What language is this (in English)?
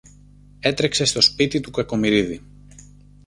Greek